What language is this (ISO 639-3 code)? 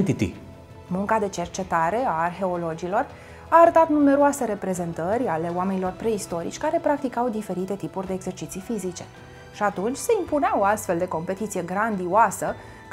ron